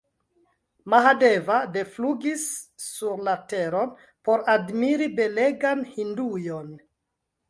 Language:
Esperanto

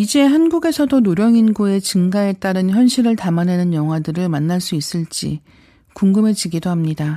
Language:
Korean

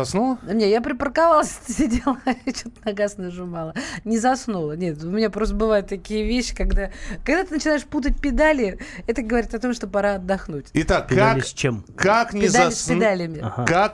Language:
Russian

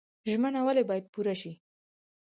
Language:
Pashto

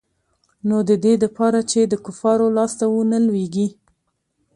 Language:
Pashto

